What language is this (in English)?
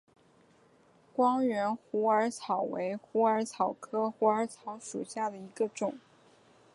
Chinese